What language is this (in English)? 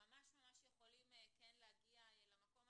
Hebrew